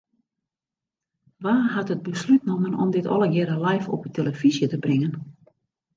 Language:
Western Frisian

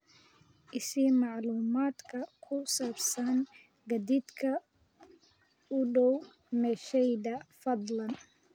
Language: Somali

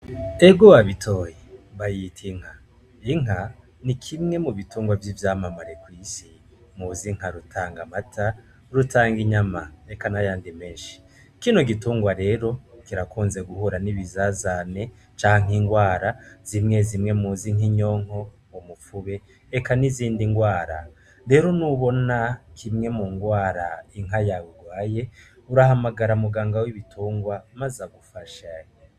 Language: Rundi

